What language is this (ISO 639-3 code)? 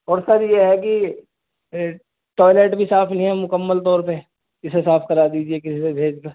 urd